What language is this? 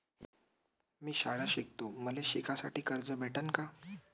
Marathi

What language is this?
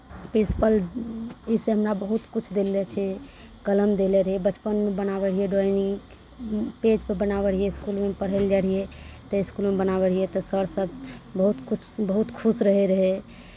Maithili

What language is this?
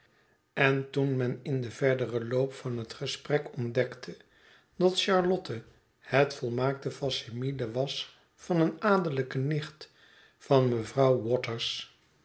Dutch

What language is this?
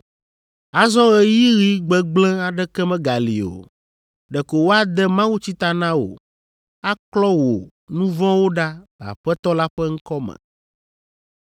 Ewe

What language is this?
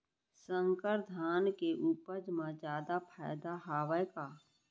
Chhattisgarhi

